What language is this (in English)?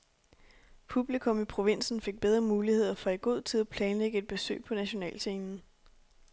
Danish